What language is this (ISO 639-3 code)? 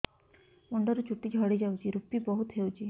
ori